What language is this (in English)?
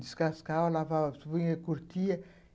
Portuguese